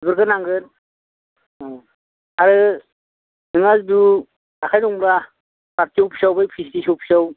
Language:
Bodo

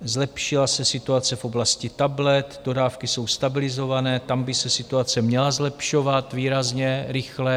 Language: Czech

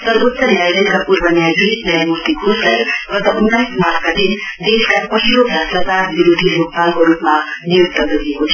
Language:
Nepali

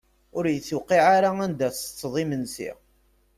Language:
Kabyle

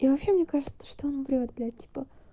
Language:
Russian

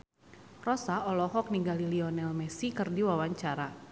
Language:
Sundanese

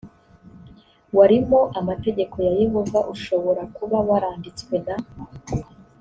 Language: Kinyarwanda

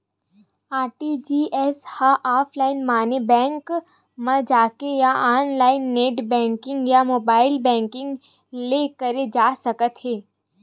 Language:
Chhattisgarhi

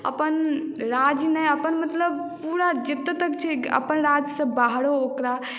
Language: Maithili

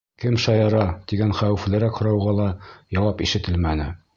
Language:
Bashkir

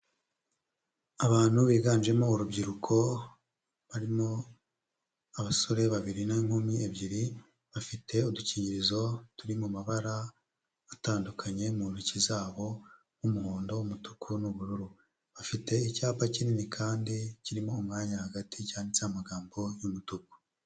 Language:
Kinyarwanda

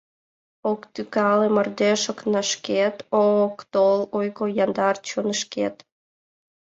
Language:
Mari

